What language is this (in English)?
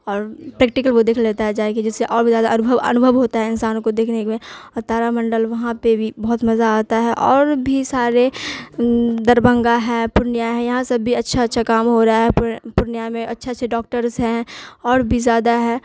Urdu